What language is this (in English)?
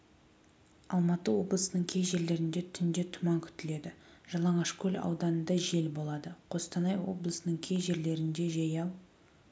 Kazakh